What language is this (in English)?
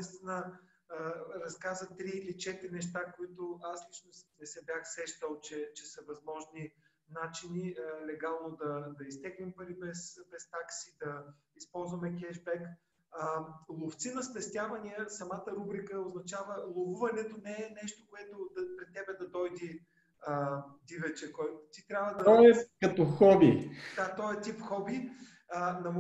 Bulgarian